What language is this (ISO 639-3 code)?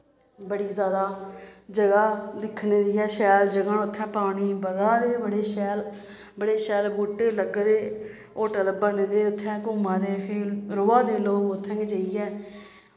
doi